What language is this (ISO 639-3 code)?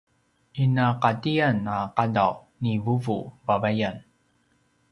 pwn